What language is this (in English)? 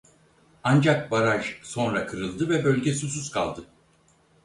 Turkish